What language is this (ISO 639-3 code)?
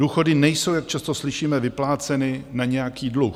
ces